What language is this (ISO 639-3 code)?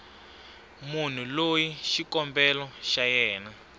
tso